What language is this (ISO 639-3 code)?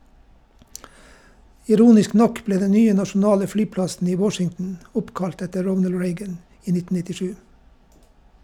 nor